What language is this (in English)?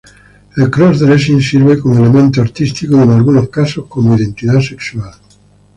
Spanish